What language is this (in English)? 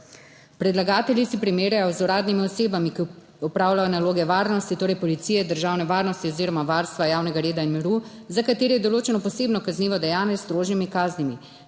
Slovenian